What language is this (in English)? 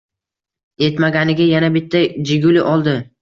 Uzbek